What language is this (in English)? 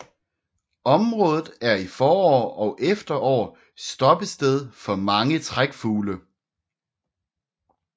Danish